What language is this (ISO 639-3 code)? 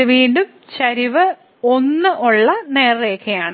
mal